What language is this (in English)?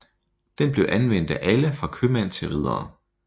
Danish